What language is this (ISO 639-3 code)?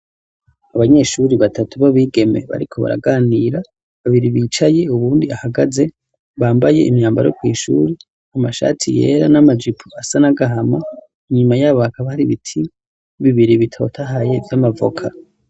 run